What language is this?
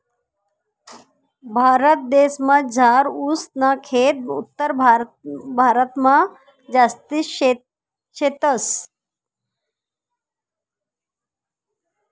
Marathi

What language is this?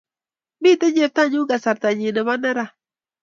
Kalenjin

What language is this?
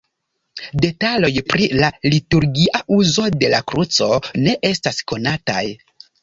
Esperanto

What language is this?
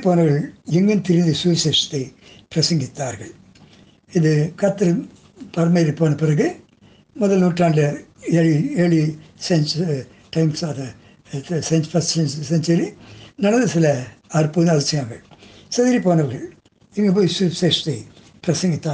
Tamil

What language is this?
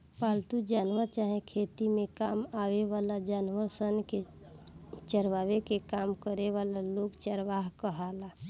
Bhojpuri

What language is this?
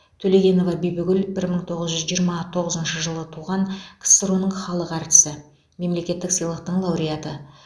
Kazakh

